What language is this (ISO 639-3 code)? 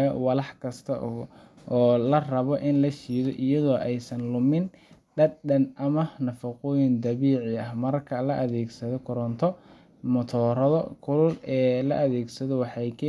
som